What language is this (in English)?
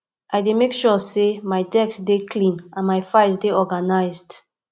Nigerian Pidgin